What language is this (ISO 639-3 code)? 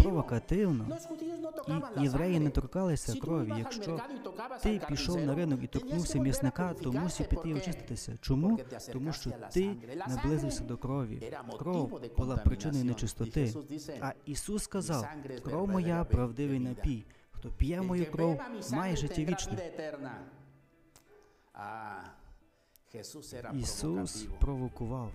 ukr